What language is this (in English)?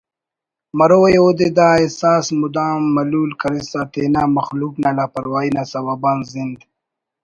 Brahui